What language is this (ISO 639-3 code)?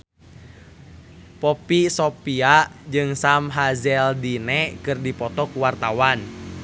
sun